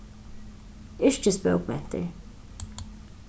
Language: Faroese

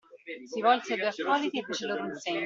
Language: Italian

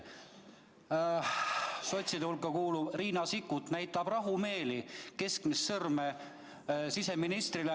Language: Estonian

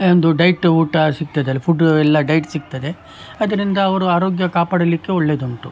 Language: Kannada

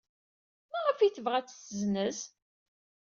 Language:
Kabyle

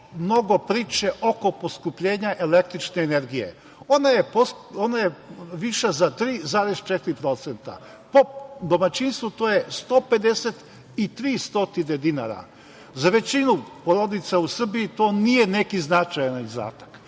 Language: Serbian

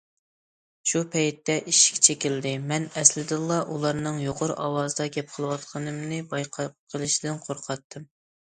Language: Uyghur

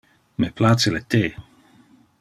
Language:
Interlingua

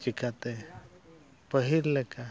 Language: Santali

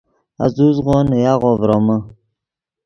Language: Yidgha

